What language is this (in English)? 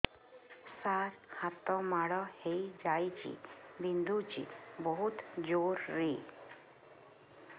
Odia